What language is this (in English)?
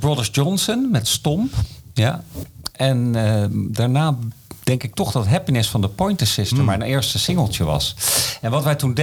Dutch